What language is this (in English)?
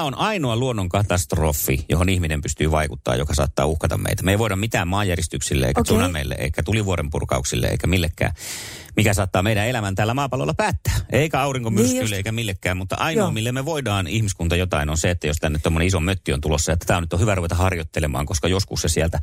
Finnish